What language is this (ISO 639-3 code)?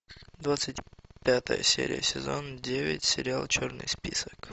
rus